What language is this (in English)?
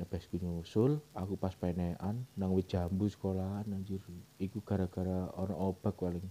Indonesian